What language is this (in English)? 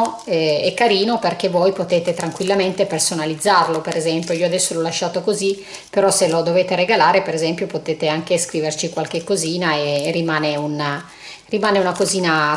Italian